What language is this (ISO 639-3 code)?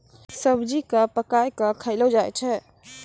mai